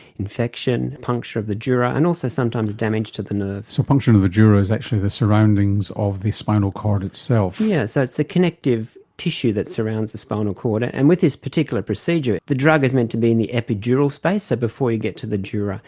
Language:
English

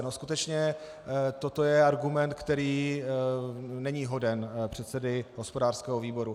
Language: Czech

